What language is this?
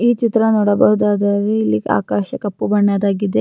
Kannada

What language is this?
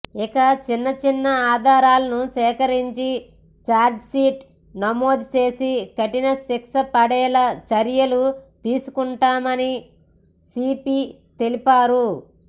Telugu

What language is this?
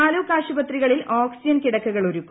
Malayalam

